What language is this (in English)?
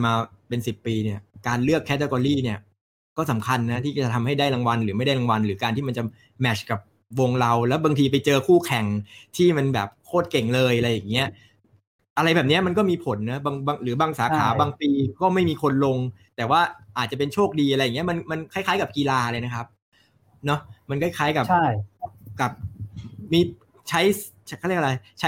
Thai